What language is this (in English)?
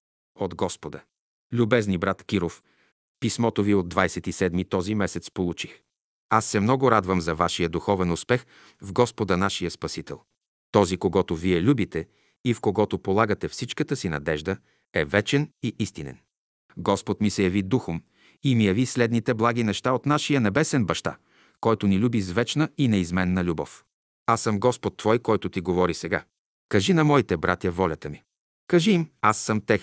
Bulgarian